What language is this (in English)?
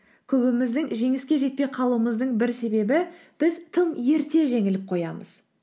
Kazakh